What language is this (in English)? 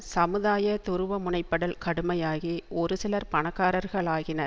Tamil